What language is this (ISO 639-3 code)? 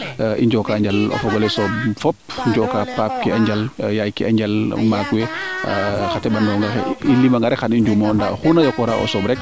srr